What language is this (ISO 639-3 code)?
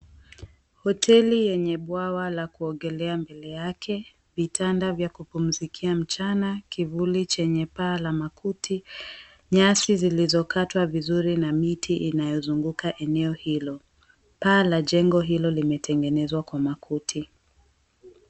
swa